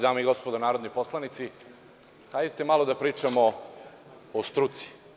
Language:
Serbian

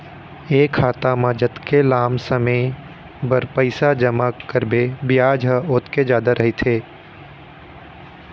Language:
Chhattisgarhi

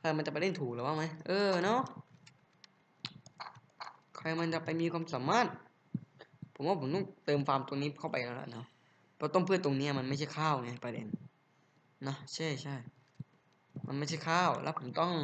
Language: Thai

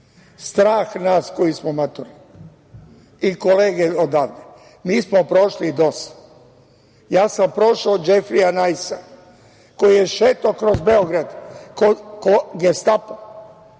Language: Serbian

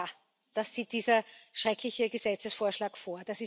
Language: German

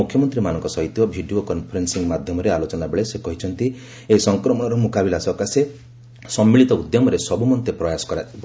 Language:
Odia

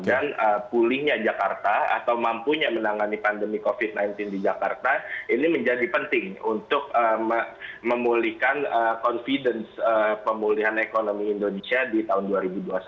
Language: Indonesian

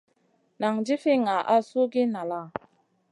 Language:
Masana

